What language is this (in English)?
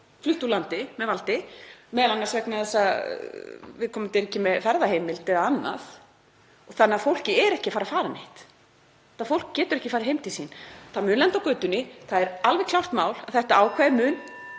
Icelandic